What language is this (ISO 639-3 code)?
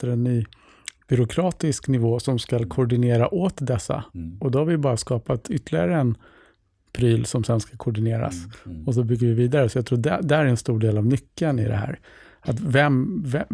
swe